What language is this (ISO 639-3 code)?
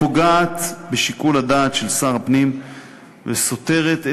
heb